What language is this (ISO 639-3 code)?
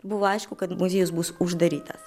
lit